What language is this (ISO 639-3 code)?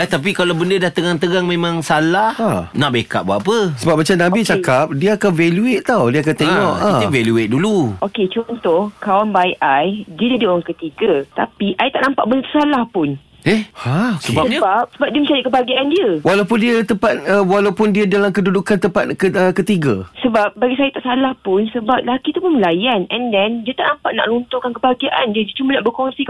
msa